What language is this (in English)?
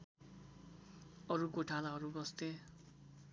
Nepali